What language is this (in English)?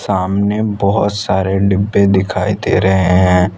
Hindi